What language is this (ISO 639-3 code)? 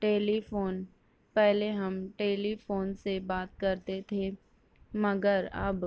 urd